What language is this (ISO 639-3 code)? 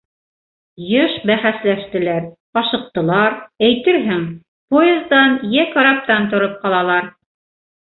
bak